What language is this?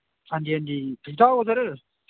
Dogri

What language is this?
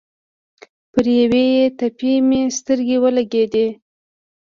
Pashto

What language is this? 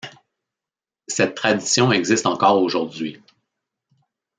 French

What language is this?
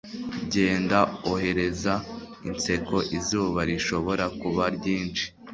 Kinyarwanda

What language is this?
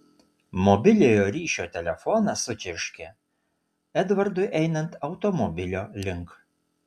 Lithuanian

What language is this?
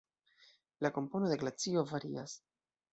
Esperanto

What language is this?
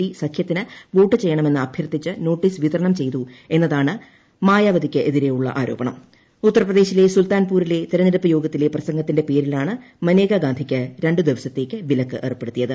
Malayalam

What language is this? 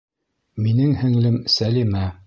Bashkir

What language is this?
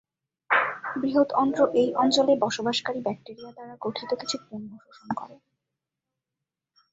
Bangla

